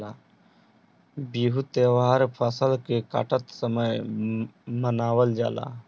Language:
Bhojpuri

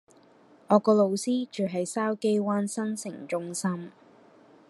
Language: Cantonese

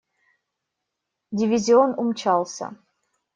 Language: Russian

